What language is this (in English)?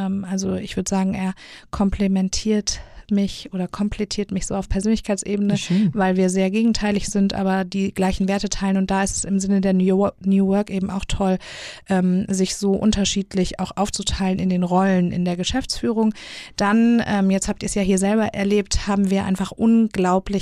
German